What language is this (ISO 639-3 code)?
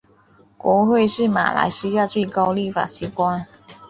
zho